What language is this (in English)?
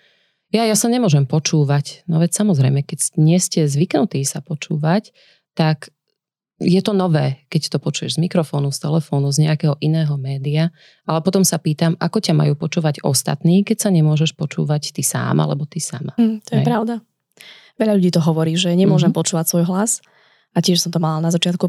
Slovak